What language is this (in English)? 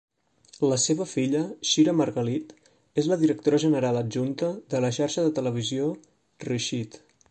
Catalan